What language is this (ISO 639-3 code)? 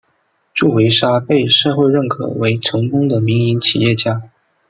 zho